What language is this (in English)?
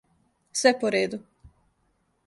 Serbian